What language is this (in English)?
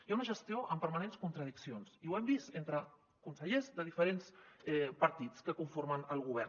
Catalan